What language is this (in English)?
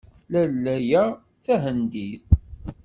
Kabyle